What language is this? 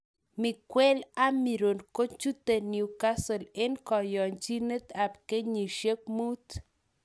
Kalenjin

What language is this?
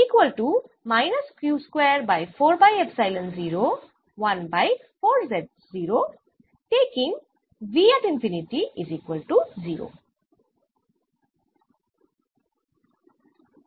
Bangla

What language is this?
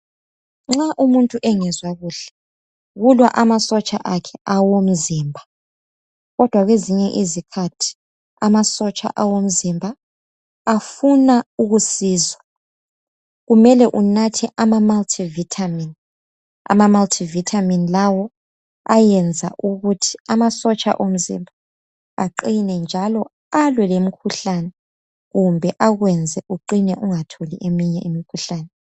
North Ndebele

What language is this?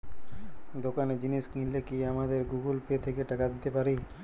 Bangla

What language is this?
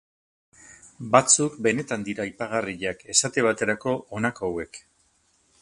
Basque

